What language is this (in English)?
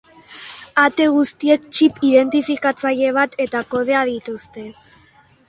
Basque